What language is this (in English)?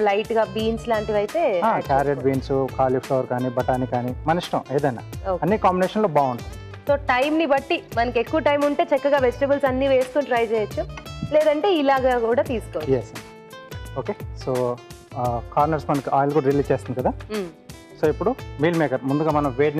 Telugu